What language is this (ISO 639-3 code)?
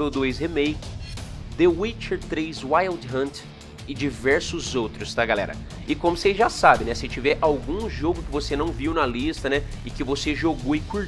por